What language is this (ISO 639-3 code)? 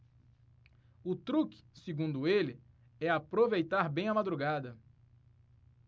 por